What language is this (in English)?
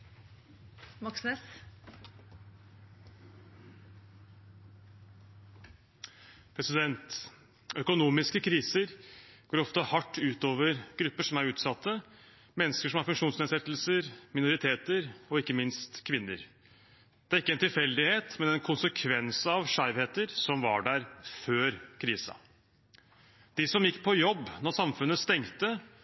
Norwegian Bokmål